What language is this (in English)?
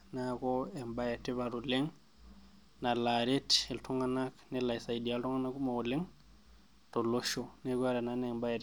Masai